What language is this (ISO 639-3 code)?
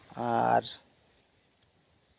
sat